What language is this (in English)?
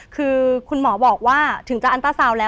Thai